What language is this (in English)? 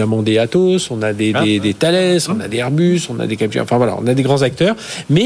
French